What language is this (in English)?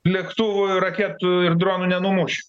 Lithuanian